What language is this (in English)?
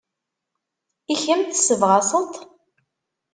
Kabyle